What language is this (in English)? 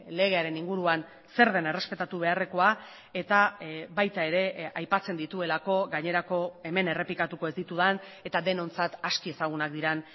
Basque